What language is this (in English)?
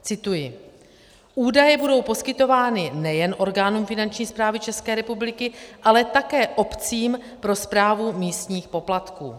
Czech